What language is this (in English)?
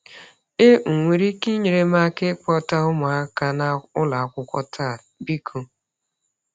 Igbo